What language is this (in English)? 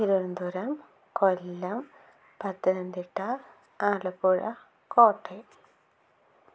Malayalam